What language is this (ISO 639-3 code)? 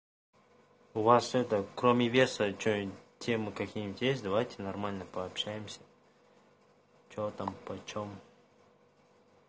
rus